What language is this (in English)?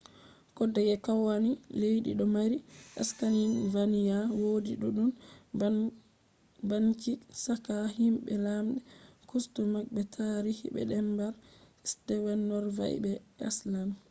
Fula